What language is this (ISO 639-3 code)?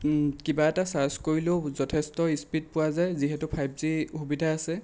asm